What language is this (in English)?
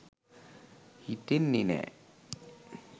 Sinhala